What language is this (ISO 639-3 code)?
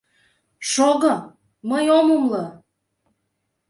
chm